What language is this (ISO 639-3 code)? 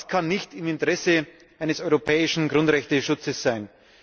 deu